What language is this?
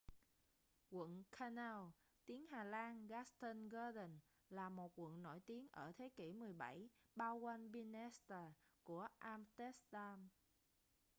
Vietnamese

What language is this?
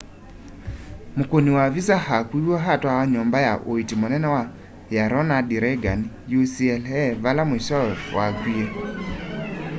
Kamba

